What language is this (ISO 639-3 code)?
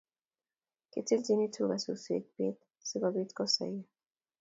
kln